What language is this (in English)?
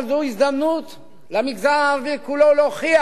Hebrew